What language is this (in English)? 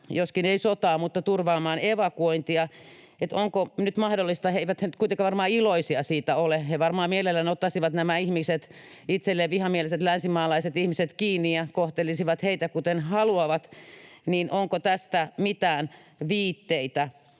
Finnish